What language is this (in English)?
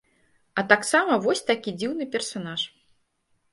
Belarusian